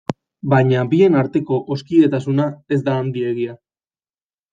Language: Basque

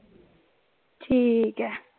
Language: Punjabi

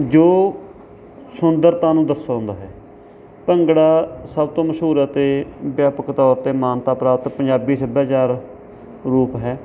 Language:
Punjabi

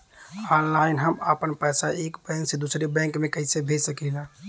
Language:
Bhojpuri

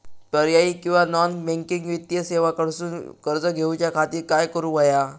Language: Marathi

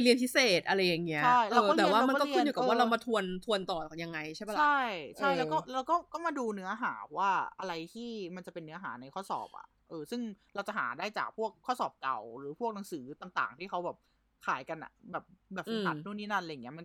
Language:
Thai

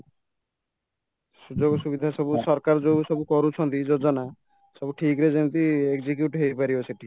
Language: Odia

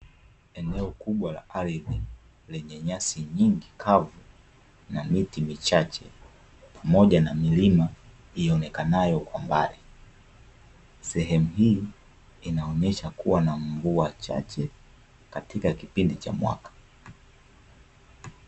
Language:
Swahili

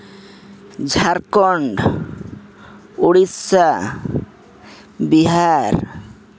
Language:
Santali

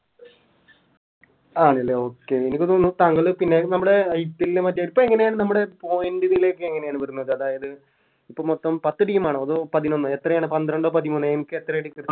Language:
Malayalam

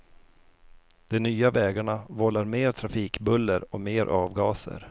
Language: Swedish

